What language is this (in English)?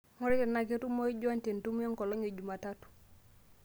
Masai